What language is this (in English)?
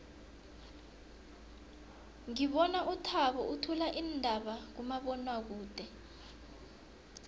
South Ndebele